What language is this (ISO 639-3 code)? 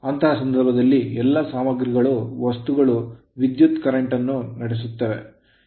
kan